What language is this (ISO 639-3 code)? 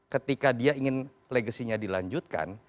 ind